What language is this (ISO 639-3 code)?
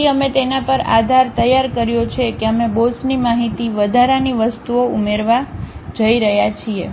guj